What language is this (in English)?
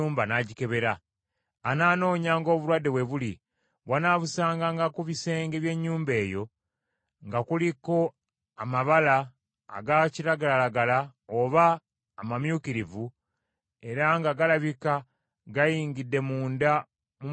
Ganda